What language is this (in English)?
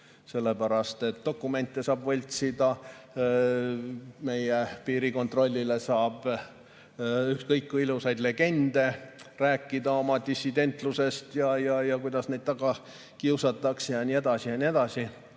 Estonian